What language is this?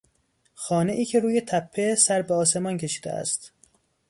Persian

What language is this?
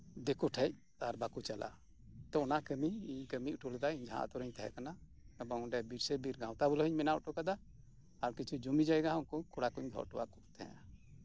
Santali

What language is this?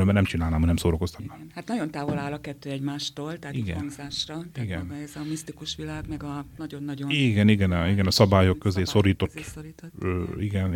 Hungarian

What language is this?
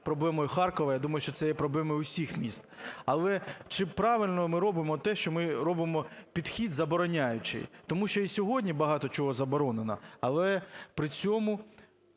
Ukrainian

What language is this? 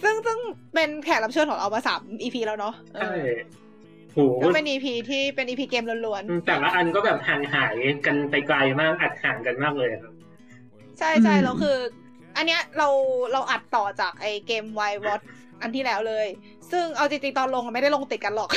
Thai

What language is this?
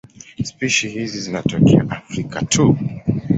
Swahili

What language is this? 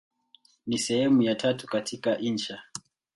Swahili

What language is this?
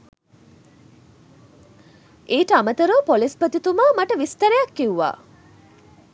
Sinhala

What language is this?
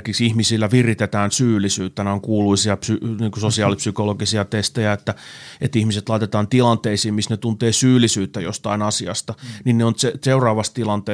Finnish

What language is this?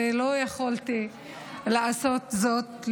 Hebrew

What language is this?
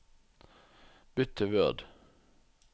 Norwegian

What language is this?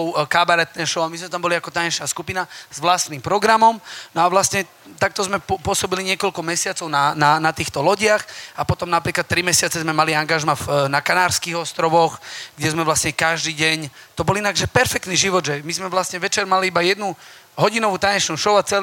Slovak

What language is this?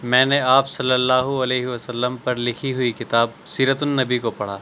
Urdu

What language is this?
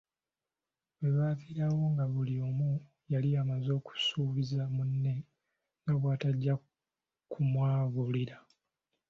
Ganda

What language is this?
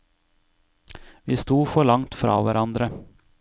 Norwegian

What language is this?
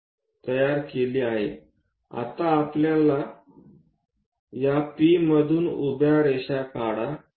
Marathi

